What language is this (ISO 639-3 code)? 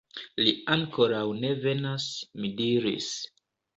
epo